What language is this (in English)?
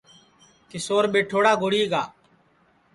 Sansi